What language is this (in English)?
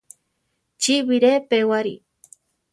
Central Tarahumara